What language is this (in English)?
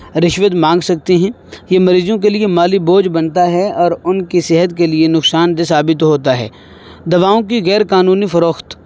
Urdu